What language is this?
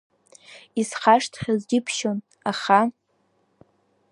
Abkhazian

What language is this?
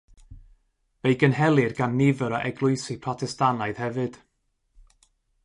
Welsh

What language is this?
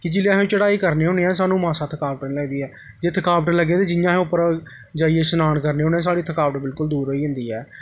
Dogri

